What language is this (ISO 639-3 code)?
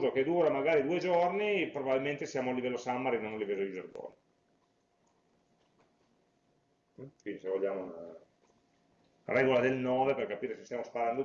ita